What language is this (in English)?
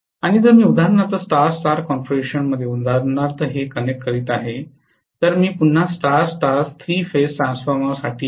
Marathi